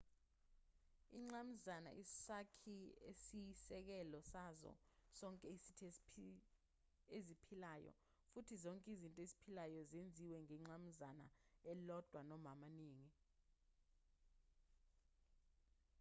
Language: Zulu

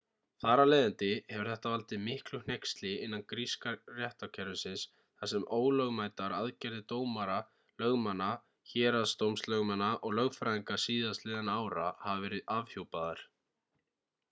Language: Icelandic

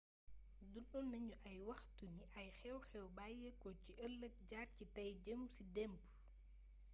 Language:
Wolof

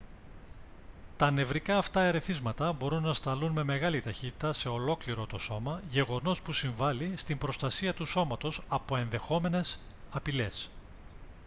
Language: Greek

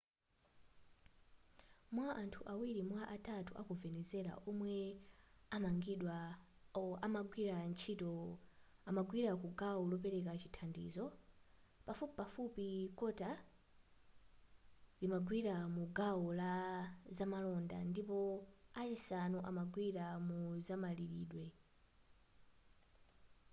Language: Nyanja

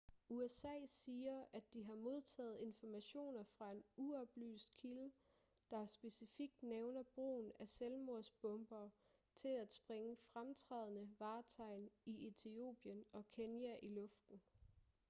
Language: Danish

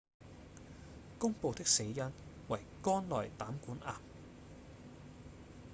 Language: Cantonese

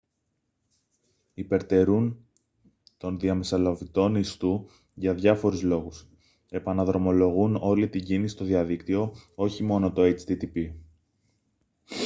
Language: Greek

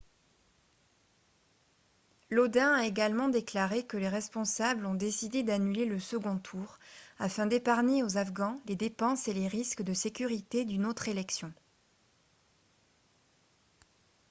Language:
French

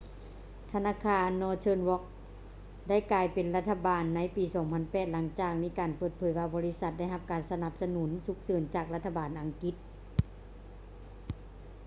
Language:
Lao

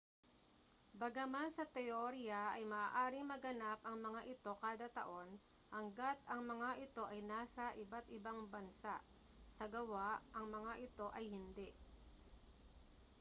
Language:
Filipino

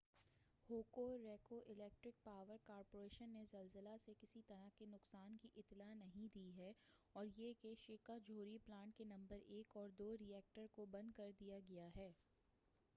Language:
Urdu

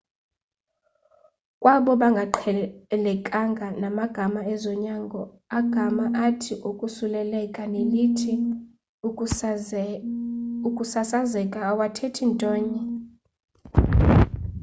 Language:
Xhosa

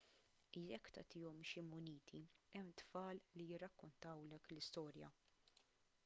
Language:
Maltese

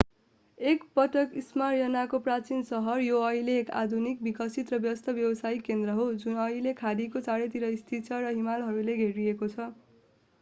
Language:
Nepali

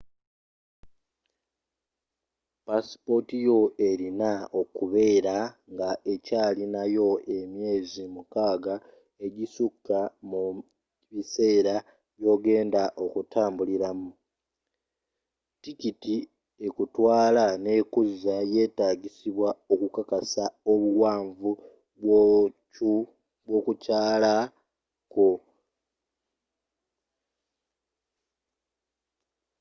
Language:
Ganda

